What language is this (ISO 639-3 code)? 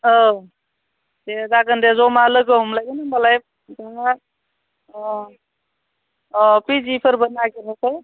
brx